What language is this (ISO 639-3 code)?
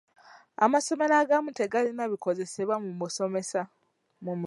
lug